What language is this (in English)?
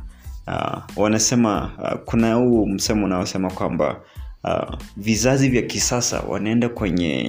Swahili